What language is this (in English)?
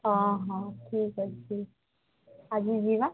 Odia